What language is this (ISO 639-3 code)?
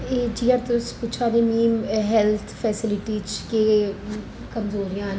doi